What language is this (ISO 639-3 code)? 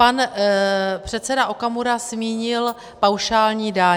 ces